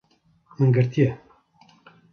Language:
Kurdish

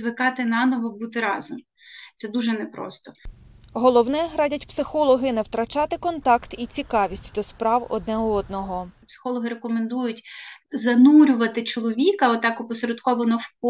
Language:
Ukrainian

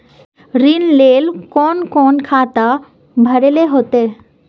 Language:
Magahi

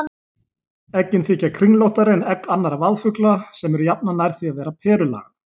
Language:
Icelandic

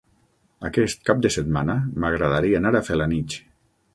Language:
Catalan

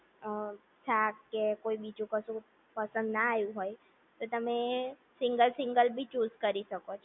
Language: Gujarati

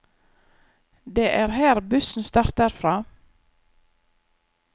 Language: Norwegian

